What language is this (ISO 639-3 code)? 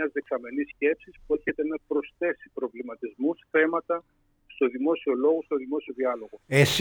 ell